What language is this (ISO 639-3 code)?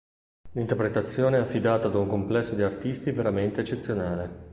ita